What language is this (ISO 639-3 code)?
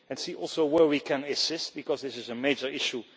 eng